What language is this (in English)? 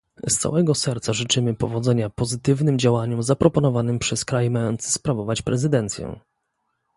Polish